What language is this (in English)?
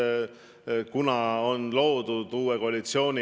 Estonian